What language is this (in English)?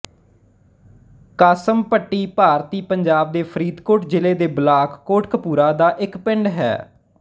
Punjabi